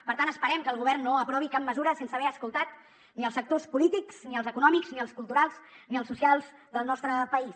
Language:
Catalan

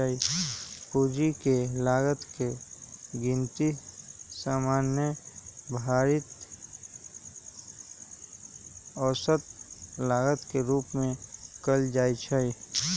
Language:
Magahi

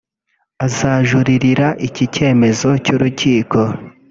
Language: Kinyarwanda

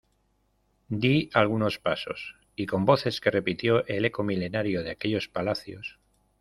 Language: Spanish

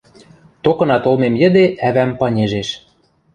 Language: Western Mari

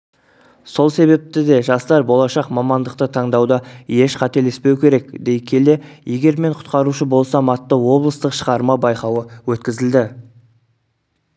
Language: Kazakh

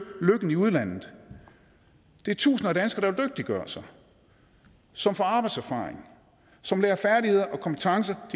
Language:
Danish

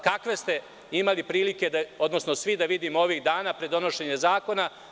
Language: Serbian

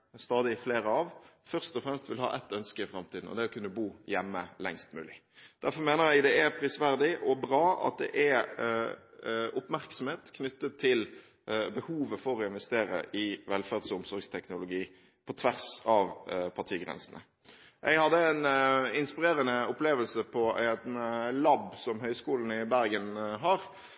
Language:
Norwegian Bokmål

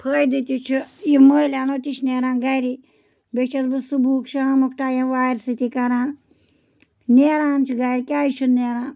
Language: Kashmiri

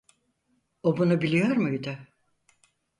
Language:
Turkish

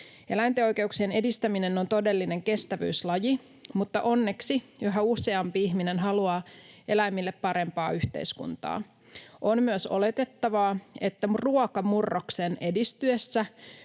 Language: Finnish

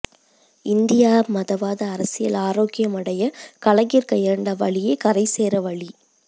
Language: Tamil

